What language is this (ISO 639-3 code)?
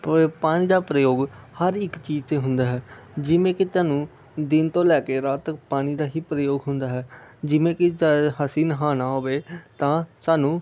pan